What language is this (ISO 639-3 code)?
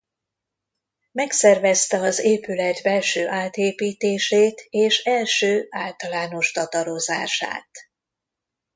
hun